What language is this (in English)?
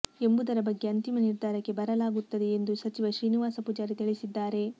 Kannada